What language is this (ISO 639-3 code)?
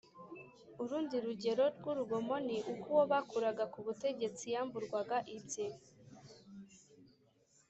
kin